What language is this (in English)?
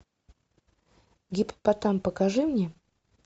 Russian